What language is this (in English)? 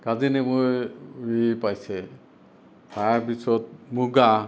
Assamese